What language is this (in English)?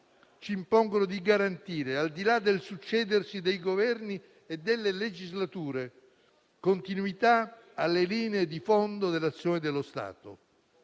Italian